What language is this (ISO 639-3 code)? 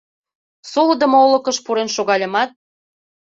chm